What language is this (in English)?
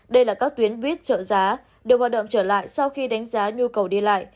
Vietnamese